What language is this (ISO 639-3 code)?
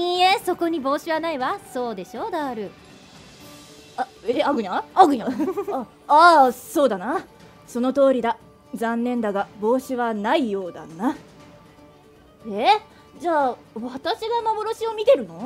jpn